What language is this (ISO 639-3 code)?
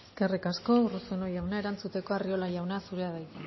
eus